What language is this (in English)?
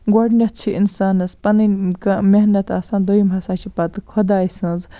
Kashmiri